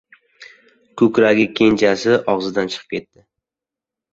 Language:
Uzbek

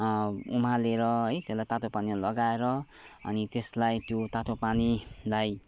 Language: Nepali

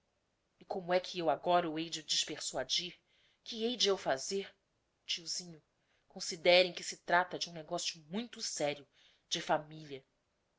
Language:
Portuguese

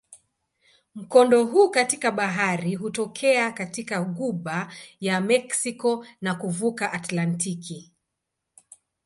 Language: Swahili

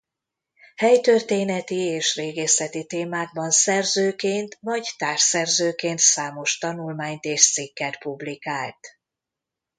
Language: Hungarian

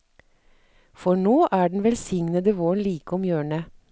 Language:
Norwegian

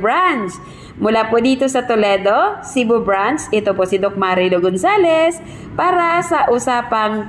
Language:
Filipino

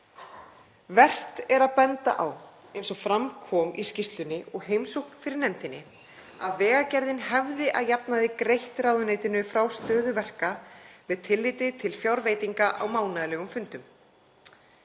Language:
Icelandic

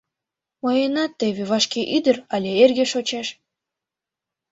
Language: Mari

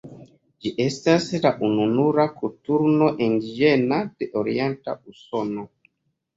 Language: Esperanto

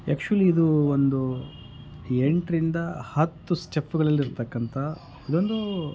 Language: Kannada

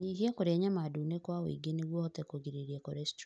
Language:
Kikuyu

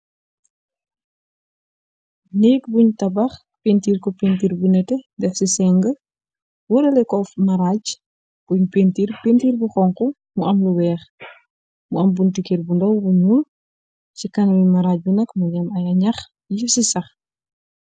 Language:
Wolof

